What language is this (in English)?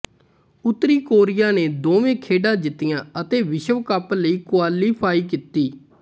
Punjabi